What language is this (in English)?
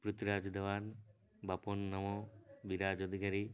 Odia